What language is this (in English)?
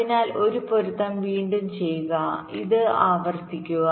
Malayalam